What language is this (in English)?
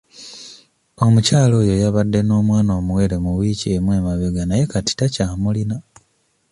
Ganda